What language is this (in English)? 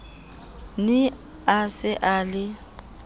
Southern Sotho